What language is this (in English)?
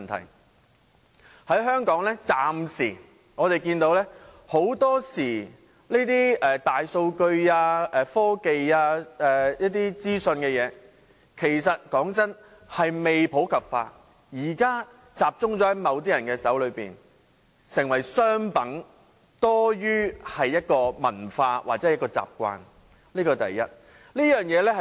Cantonese